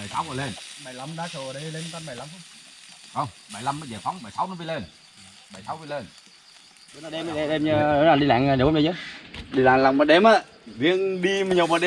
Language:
Vietnamese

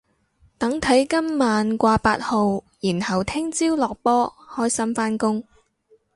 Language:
Cantonese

